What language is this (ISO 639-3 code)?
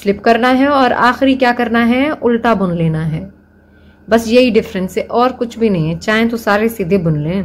hin